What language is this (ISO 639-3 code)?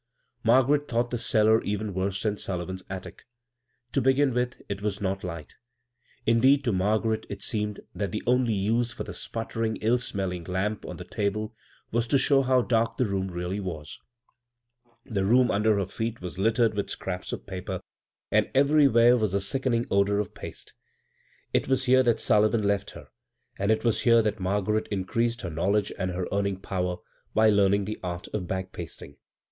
eng